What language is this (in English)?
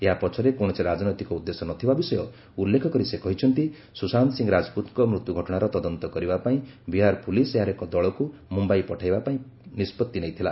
Odia